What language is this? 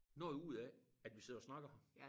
Danish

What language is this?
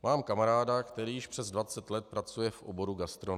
Czech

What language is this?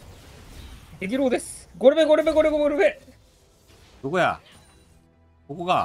Japanese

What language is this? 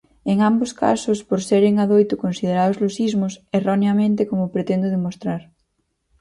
Galician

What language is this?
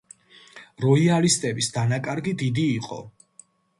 Georgian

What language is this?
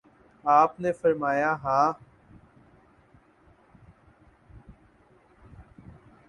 Urdu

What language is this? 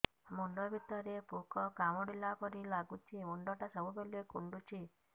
Odia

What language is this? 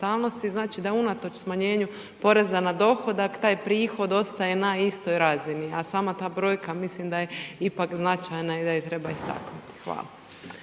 Croatian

